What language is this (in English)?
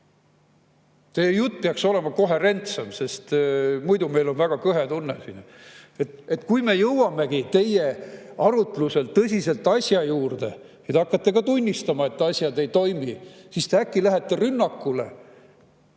Estonian